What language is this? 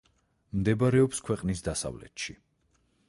Georgian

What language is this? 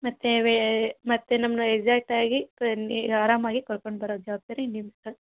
Kannada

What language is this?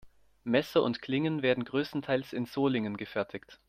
German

